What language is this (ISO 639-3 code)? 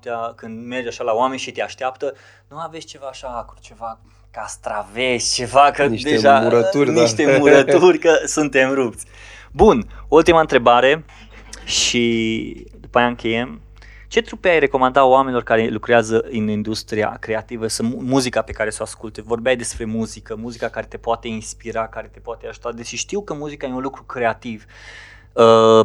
ron